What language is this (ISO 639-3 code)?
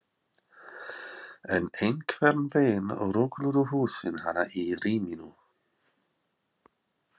isl